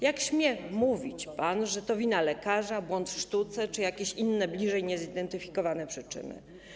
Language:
Polish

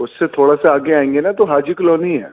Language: Urdu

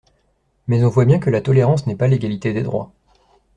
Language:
French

